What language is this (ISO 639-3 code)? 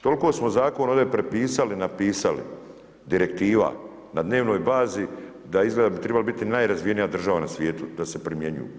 hrv